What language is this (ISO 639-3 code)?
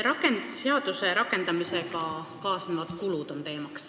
est